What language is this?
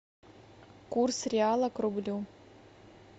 Russian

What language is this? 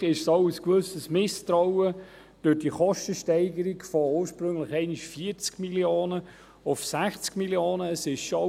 Swiss German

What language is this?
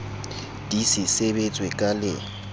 Southern Sotho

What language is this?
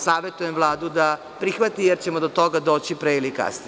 Serbian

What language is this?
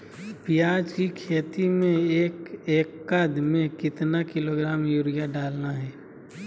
Magahi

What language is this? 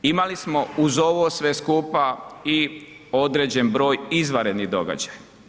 Croatian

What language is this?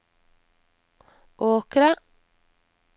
Norwegian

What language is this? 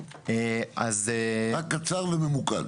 Hebrew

